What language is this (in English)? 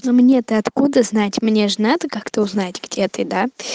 Russian